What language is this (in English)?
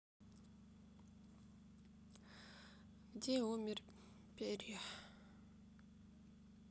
Russian